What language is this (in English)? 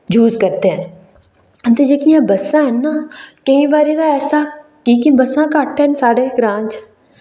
Dogri